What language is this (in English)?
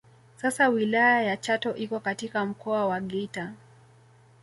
Swahili